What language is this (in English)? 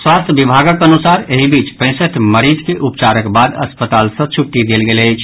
Maithili